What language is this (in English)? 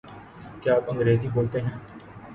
Urdu